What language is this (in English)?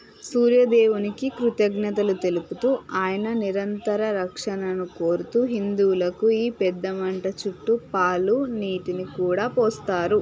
Telugu